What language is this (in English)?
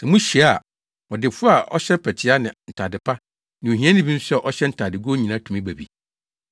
Akan